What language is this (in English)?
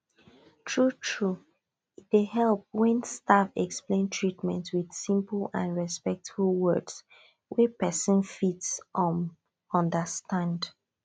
Nigerian Pidgin